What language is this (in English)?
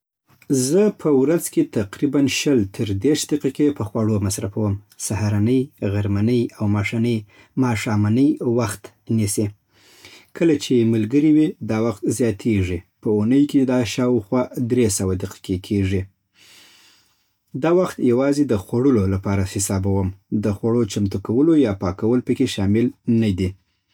Southern Pashto